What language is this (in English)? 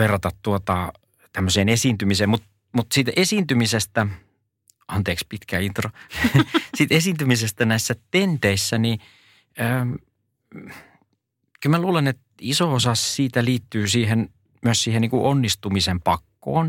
Finnish